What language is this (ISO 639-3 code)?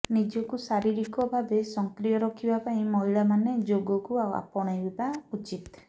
ori